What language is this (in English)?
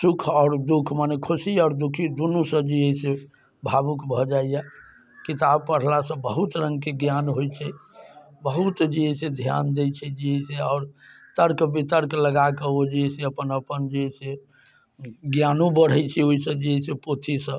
Maithili